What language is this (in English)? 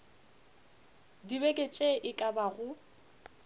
Northern Sotho